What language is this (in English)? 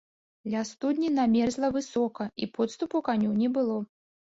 Belarusian